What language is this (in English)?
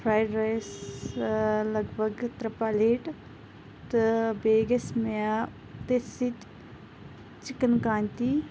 Kashmiri